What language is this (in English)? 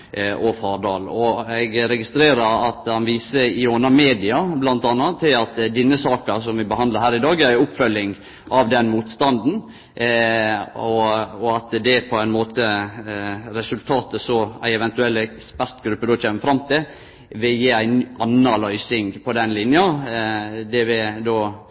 Norwegian Nynorsk